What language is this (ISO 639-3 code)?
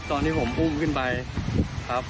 tha